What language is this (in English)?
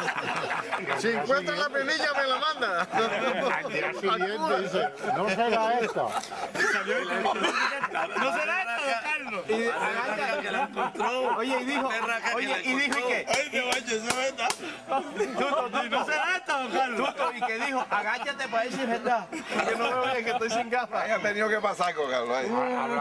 Spanish